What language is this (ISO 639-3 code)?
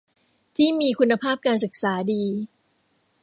tha